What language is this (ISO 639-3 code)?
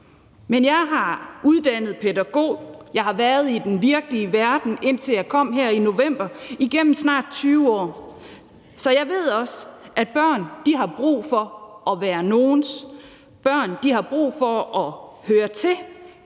dan